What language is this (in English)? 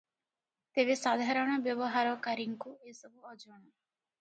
Odia